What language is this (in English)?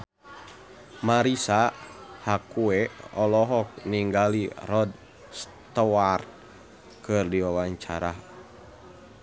Sundanese